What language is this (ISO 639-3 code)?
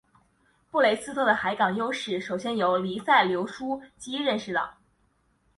zho